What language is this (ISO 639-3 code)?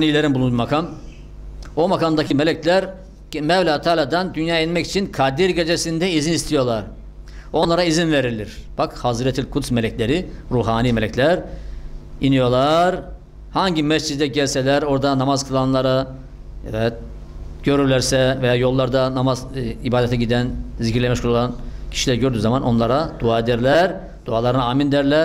tur